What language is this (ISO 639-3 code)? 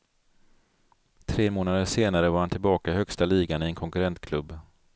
swe